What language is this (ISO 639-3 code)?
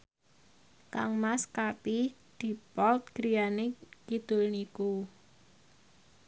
jav